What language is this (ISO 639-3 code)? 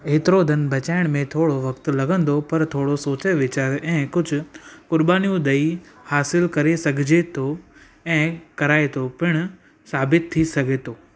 snd